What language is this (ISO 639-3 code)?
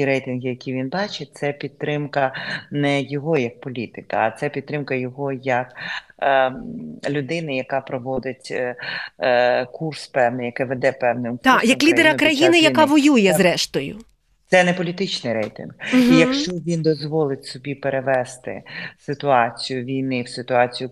ukr